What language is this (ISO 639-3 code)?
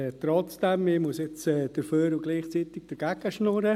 gsw